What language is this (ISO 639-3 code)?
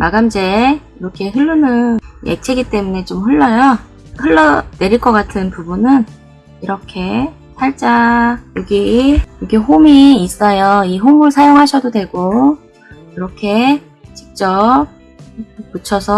kor